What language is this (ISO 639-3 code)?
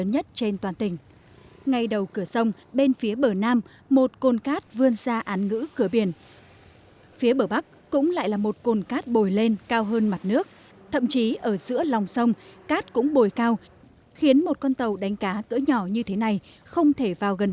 vie